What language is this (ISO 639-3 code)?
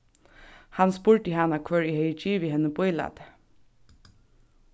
fao